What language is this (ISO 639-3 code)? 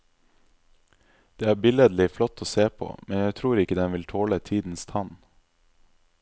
nor